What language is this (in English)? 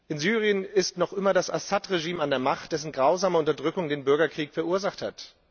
German